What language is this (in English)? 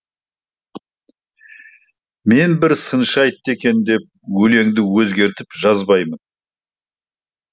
Kazakh